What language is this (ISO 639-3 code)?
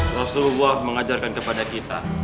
ind